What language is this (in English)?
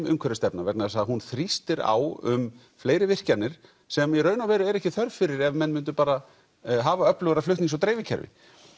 Icelandic